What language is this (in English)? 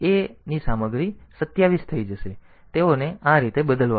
Gujarati